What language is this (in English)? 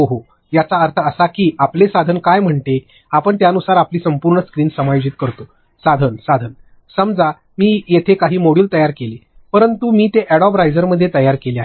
Marathi